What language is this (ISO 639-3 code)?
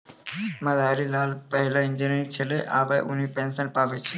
mai